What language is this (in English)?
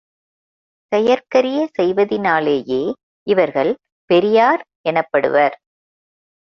Tamil